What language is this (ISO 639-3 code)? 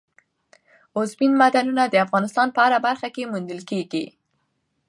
pus